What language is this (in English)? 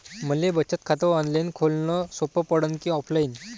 Marathi